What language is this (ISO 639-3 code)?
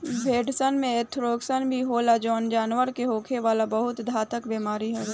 bho